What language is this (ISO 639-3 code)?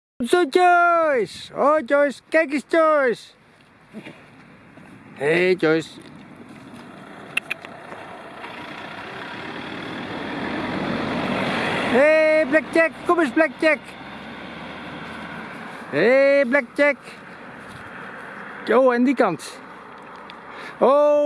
nld